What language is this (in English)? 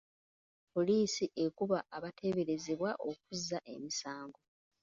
Ganda